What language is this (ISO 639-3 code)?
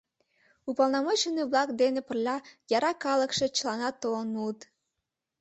chm